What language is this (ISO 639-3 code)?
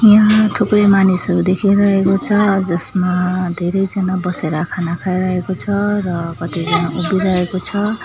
nep